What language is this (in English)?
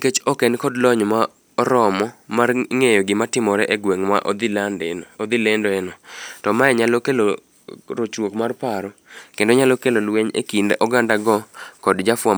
Luo (Kenya and Tanzania)